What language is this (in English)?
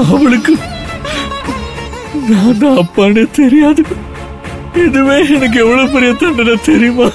Tamil